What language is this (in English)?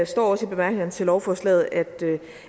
Danish